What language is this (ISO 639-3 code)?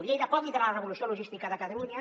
cat